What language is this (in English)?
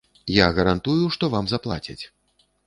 Belarusian